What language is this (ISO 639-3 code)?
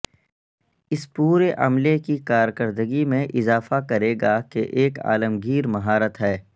urd